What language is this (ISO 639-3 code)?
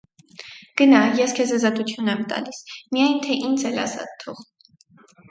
hye